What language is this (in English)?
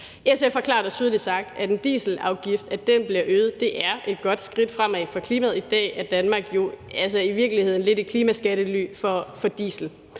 Danish